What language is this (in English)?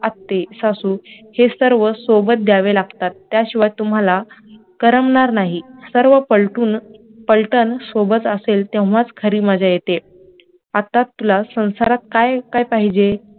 Marathi